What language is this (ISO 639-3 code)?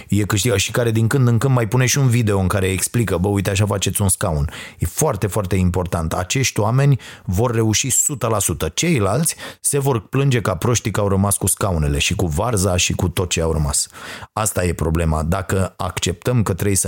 ron